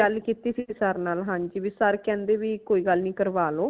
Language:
Punjabi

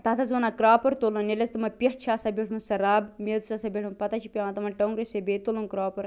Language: Kashmiri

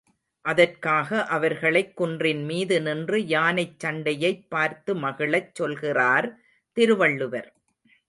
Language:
Tamil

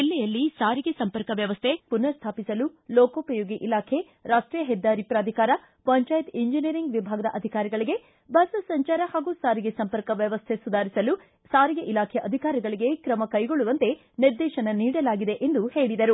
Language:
Kannada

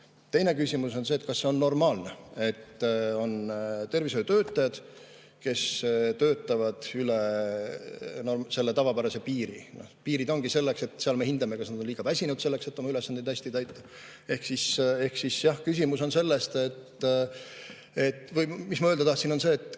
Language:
Estonian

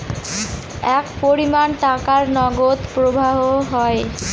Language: Bangla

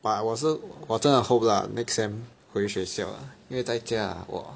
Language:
English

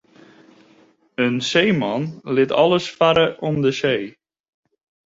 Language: Western Frisian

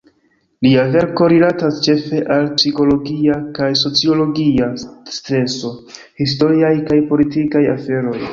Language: Esperanto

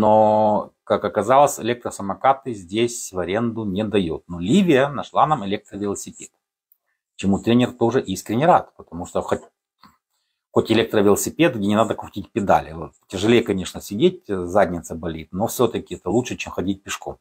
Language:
Russian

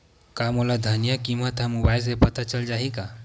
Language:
Chhattisgarhi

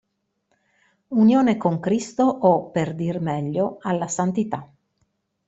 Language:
Italian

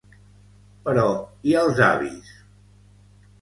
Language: Catalan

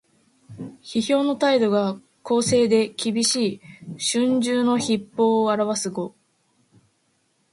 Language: Japanese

